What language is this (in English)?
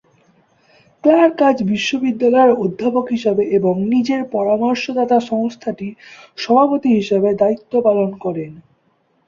Bangla